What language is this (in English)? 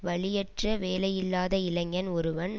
Tamil